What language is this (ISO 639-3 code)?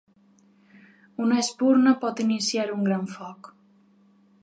cat